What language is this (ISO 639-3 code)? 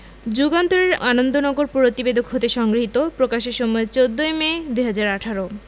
ben